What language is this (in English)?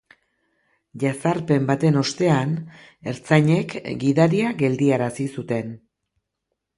Basque